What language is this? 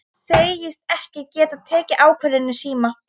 Icelandic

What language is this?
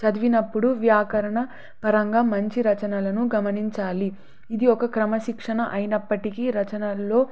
Telugu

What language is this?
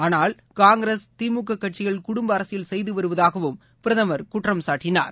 Tamil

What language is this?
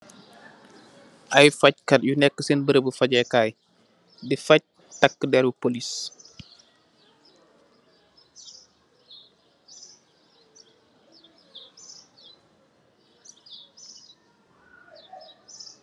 Wolof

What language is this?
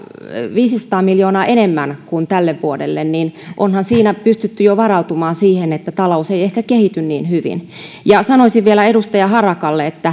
Finnish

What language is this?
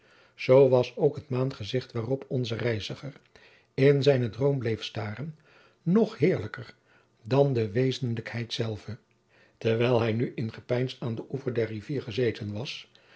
Dutch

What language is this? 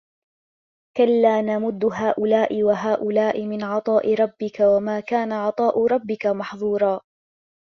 Arabic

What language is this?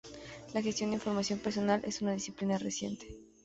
Spanish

